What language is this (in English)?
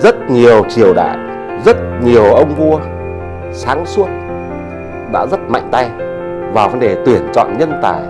Vietnamese